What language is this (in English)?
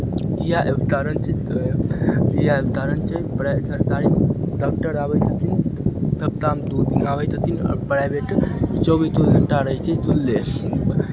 Maithili